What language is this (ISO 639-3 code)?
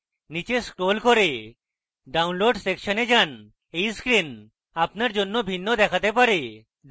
ben